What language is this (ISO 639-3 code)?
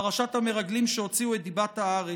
heb